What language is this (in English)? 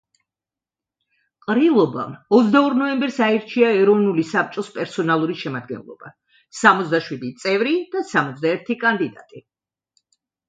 Georgian